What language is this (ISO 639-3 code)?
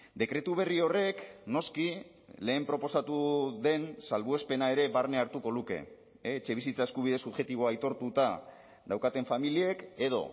eus